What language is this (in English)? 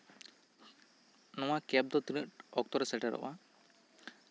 Santali